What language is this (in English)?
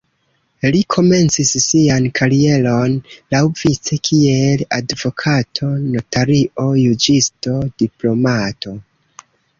Esperanto